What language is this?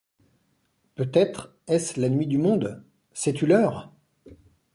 French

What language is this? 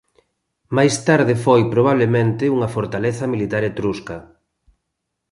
Galician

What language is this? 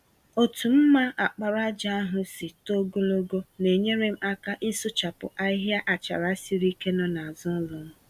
Igbo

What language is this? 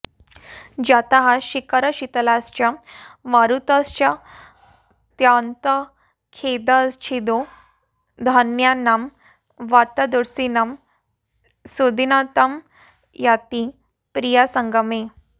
Sanskrit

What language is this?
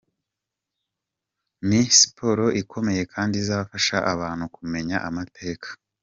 Kinyarwanda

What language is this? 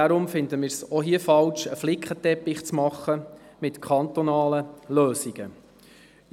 Swiss German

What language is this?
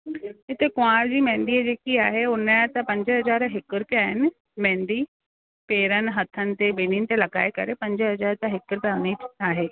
Sindhi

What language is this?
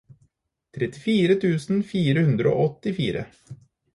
Norwegian Bokmål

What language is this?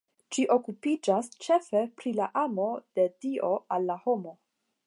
Esperanto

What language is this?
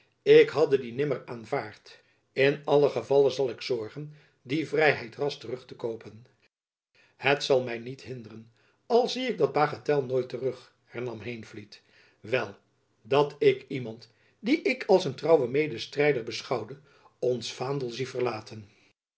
Dutch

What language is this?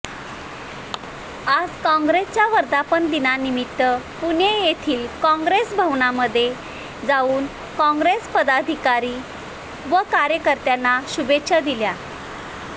Marathi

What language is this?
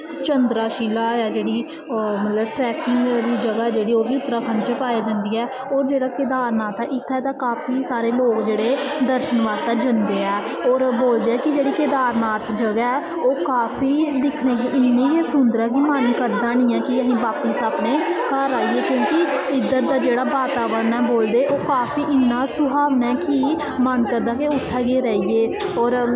Dogri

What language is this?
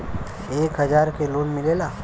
Bhojpuri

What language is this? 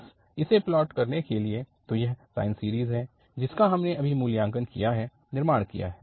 Hindi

